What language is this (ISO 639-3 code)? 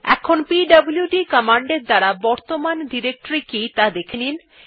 ben